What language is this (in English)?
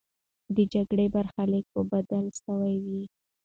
Pashto